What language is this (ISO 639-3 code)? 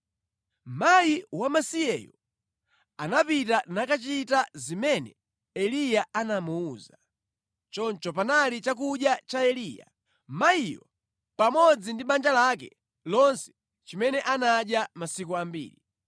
nya